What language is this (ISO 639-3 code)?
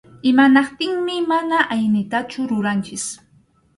qxu